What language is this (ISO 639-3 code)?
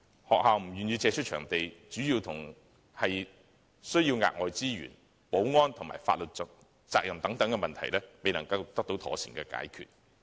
yue